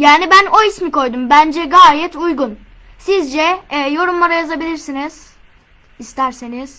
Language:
Turkish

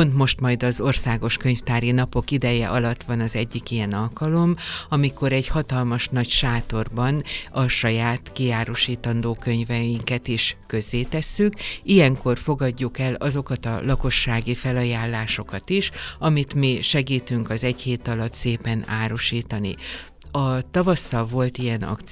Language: Hungarian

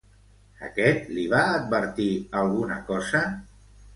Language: Catalan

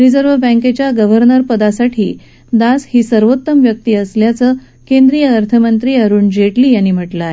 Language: Marathi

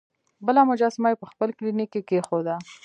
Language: Pashto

